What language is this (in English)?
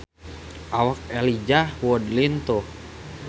Sundanese